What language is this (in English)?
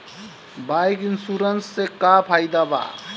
Bhojpuri